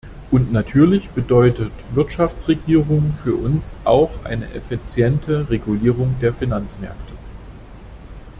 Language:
German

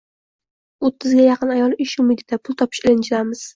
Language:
Uzbek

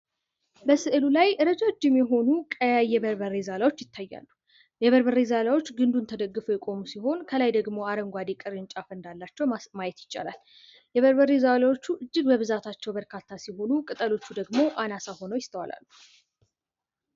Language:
Amharic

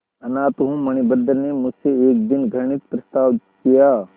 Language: Hindi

